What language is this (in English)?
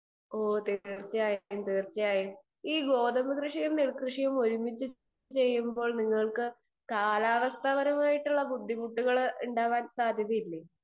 Malayalam